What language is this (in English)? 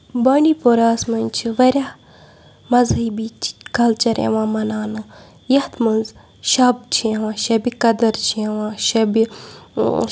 Kashmiri